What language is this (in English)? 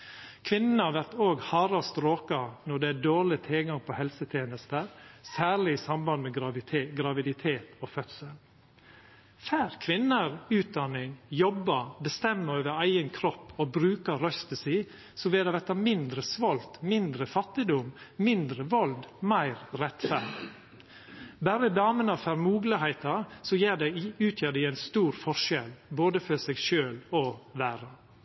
Norwegian Nynorsk